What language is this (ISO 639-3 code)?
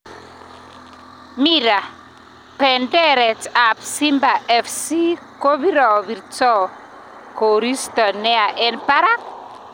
kln